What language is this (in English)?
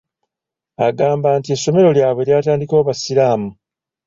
Ganda